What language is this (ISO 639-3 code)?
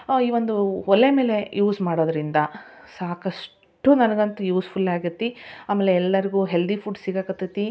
kan